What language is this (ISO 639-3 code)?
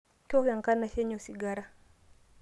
mas